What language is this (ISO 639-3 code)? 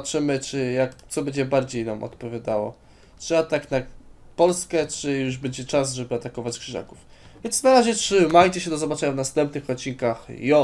pol